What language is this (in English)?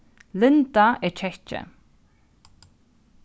Faroese